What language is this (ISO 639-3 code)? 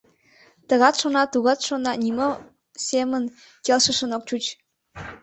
chm